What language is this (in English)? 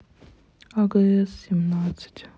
Russian